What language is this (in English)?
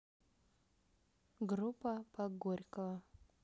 Russian